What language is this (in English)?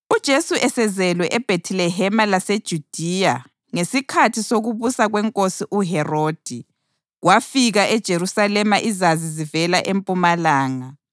North Ndebele